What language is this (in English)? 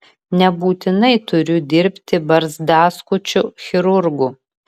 Lithuanian